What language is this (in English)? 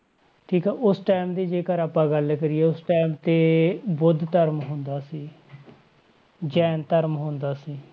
Punjabi